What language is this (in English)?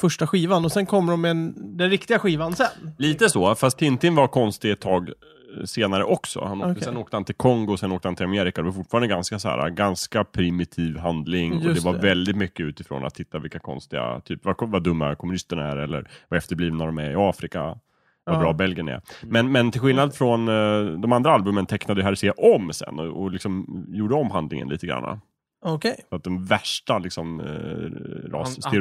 Swedish